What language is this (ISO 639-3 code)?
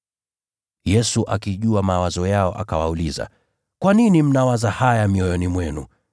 swa